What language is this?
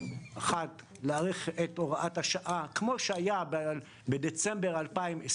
Hebrew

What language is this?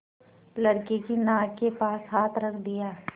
Hindi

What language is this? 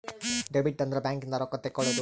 Kannada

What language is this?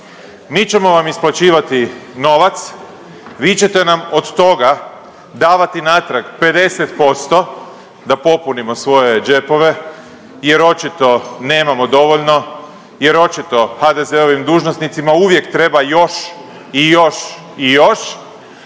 Croatian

